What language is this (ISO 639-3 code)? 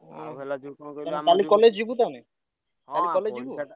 ori